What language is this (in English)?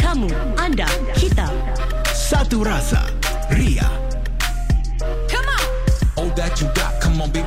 Malay